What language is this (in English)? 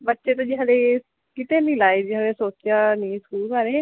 Punjabi